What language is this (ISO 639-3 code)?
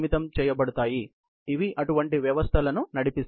tel